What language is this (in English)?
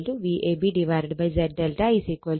Malayalam